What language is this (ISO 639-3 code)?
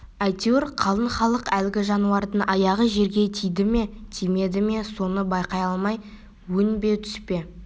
kaz